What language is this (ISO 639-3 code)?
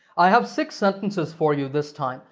eng